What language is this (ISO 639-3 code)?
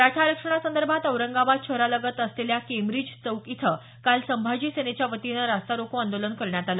mar